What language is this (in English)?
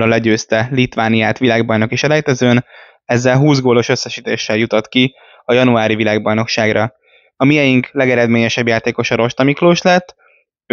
Hungarian